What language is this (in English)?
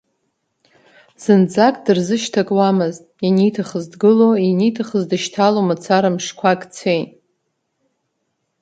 Abkhazian